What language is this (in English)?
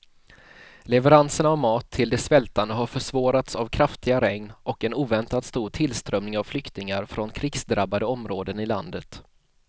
Swedish